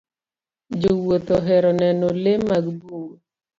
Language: Luo (Kenya and Tanzania)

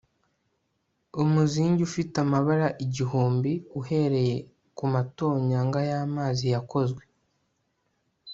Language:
Kinyarwanda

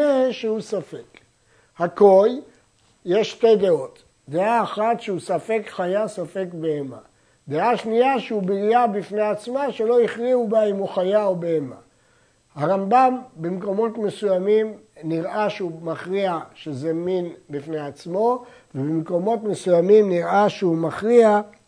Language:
Hebrew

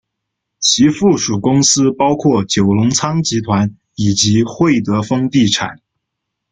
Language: Chinese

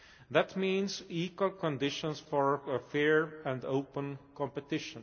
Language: English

